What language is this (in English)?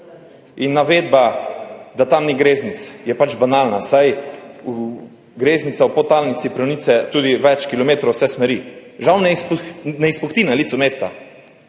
Slovenian